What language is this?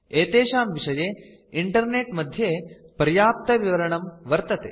Sanskrit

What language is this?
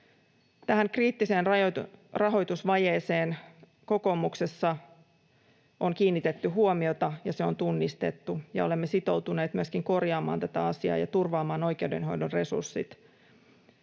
Finnish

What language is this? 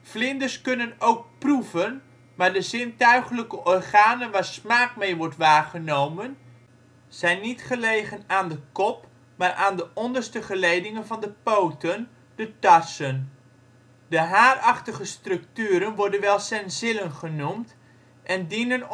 Dutch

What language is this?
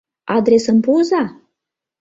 Mari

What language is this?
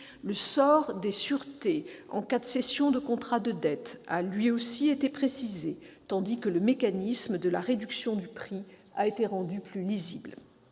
French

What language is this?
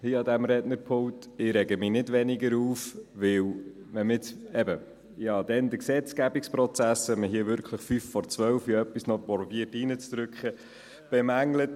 Swiss German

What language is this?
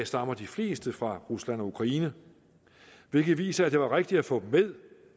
Danish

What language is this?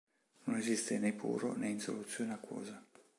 Italian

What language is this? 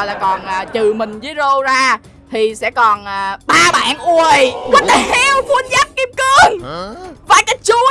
Vietnamese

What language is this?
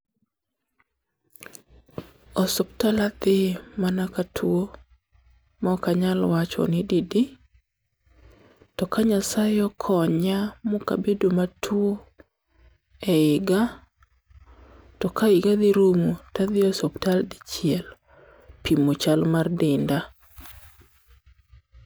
Luo (Kenya and Tanzania)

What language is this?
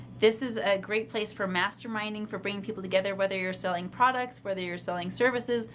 English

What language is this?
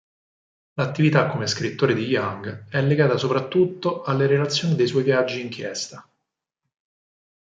Italian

